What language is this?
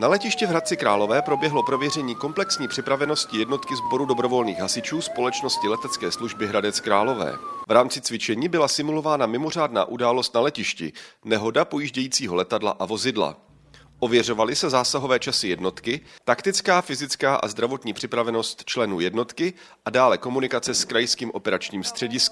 Czech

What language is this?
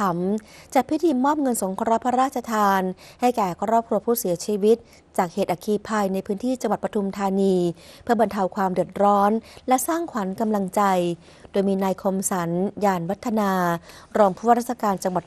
Thai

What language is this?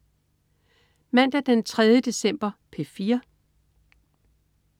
Danish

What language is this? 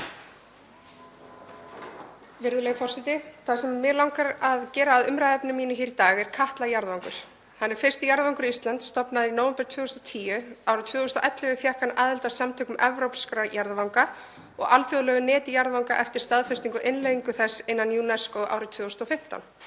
Icelandic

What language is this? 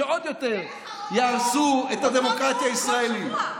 Hebrew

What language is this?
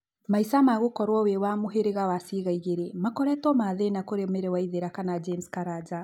Kikuyu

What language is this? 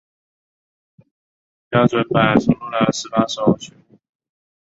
Chinese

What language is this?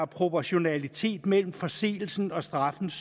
Danish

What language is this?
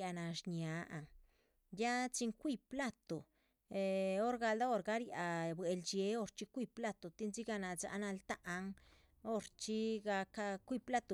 Chichicapan Zapotec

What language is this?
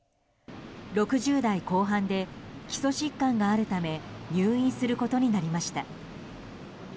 Japanese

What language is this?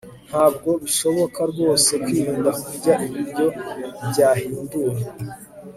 Kinyarwanda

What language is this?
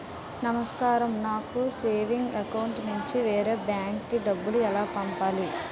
Telugu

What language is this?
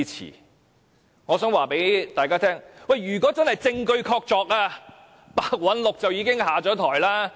Cantonese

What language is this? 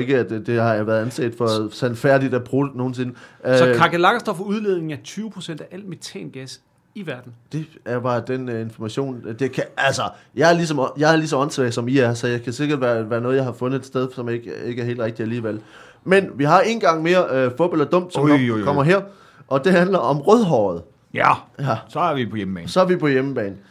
Danish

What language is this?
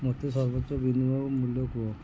Odia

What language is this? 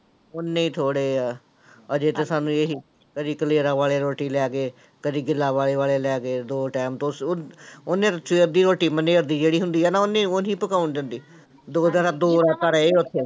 Punjabi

